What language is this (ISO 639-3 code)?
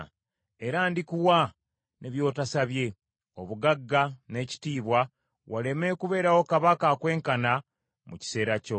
lug